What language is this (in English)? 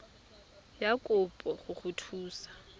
Tswana